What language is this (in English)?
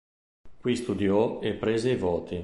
Italian